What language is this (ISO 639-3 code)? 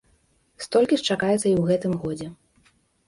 bel